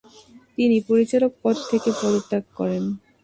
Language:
Bangla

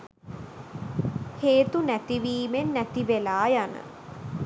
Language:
Sinhala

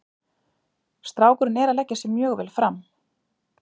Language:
Icelandic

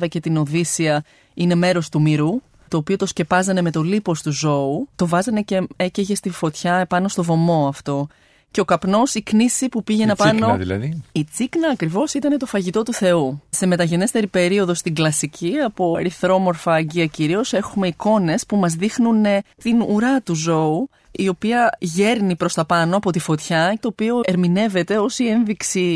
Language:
Greek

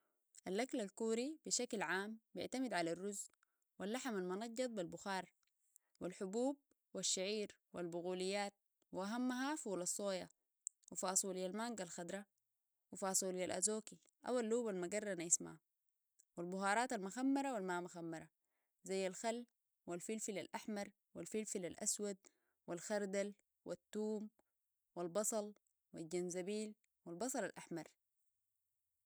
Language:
Sudanese Arabic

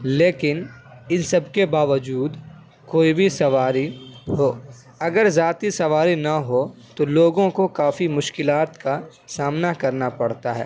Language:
Urdu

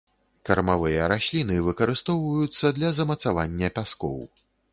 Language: Belarusian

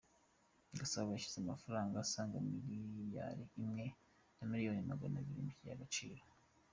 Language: Kinyarwanda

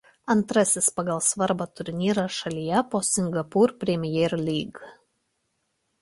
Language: Lithuanian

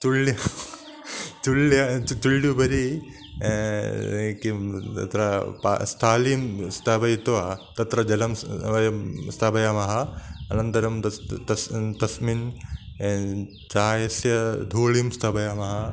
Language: Sanskrit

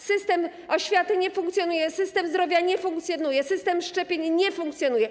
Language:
Polish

